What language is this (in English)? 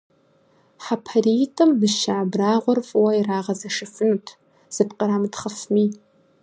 Kabardian